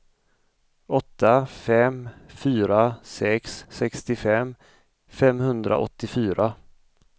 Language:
Swedish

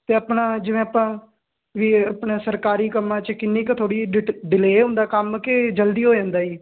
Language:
Punjabi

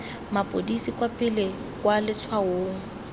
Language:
Tswana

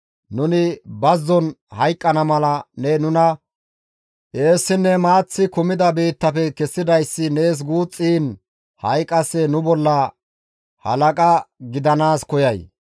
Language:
Gamo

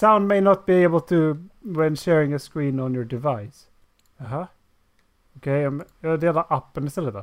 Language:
Swedish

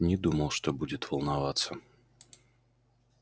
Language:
Russian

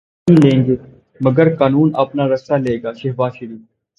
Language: Urdu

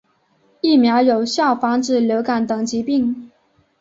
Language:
Chinese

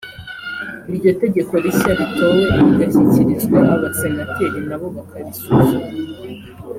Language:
Kinyarwanda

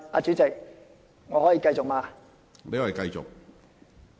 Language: Cantonese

